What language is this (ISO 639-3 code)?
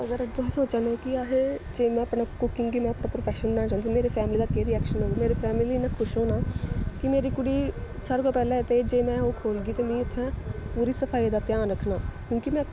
doi